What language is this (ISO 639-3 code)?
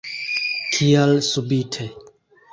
epo